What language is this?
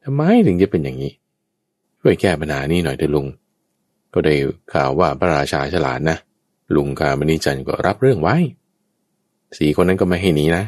Thai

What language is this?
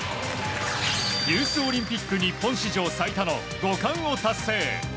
Japanese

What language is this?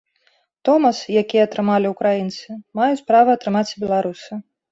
Belarusian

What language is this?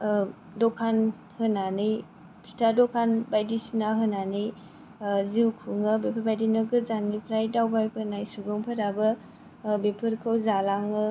Bodo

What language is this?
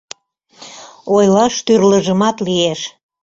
Mari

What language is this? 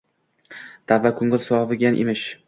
Uzbek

